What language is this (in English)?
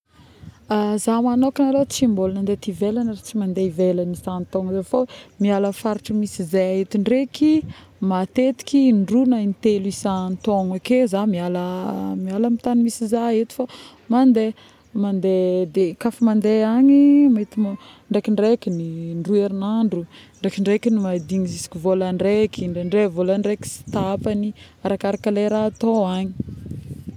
Northern Betsimisaraka Malagasy